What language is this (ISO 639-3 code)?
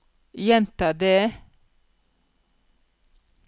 nor